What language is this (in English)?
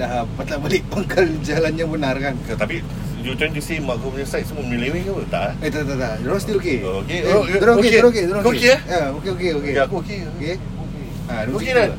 Malay